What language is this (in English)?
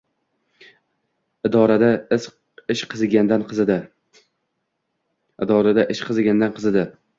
Uzbek